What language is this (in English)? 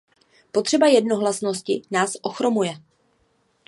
Czech